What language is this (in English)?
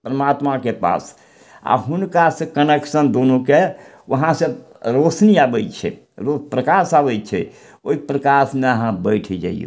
Maithili